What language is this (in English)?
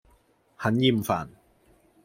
Cantonese